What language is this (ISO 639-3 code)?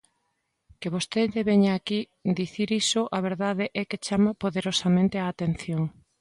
glg